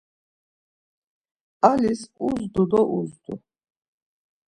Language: Laz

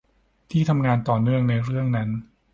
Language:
Thai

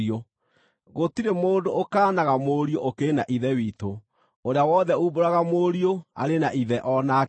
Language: Kikuyu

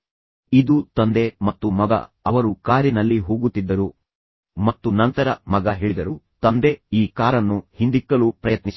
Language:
Kannada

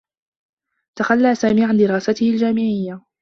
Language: Arabic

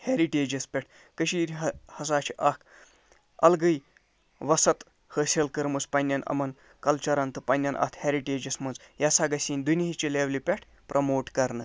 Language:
Kashmiri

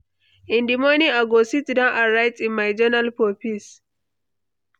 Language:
Nigerian Pidgin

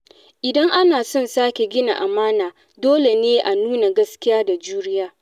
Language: Hausa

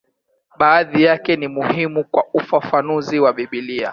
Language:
Swahili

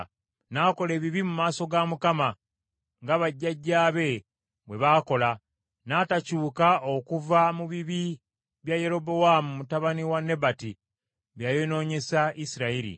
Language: Ganda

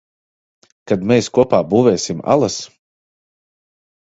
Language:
Latvian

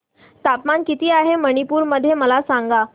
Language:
Marathi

